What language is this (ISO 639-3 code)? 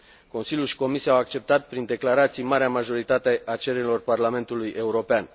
ron